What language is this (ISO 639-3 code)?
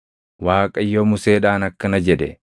orm